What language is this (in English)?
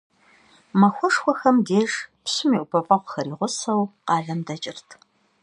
Kabardian